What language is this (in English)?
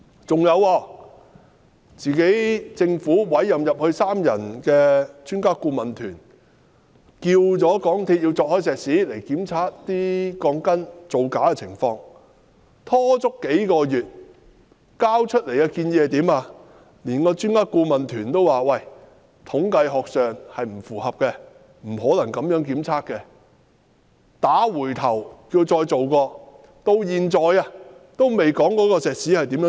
Cantonese